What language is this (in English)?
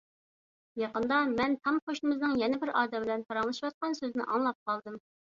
Uyghur